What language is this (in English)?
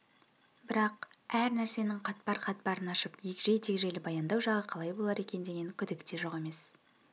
Kazakh